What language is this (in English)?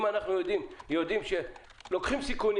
Hebrew